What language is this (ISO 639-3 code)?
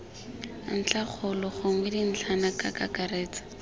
tsn